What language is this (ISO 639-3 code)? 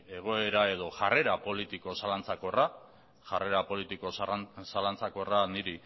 eus